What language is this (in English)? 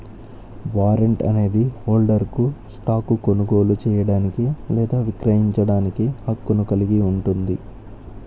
Telugu